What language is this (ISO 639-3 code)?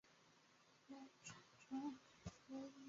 zho